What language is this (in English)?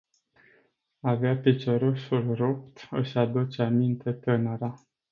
Romanian